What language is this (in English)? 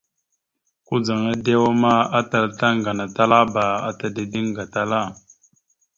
Mada (Cameroon)